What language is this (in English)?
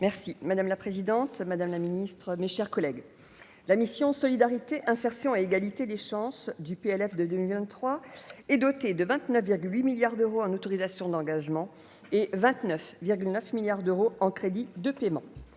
French